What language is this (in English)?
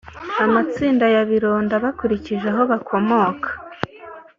Kinyarwanda